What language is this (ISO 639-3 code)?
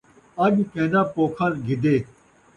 skr